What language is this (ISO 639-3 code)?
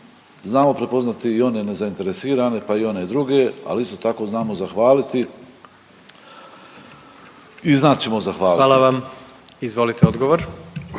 hrv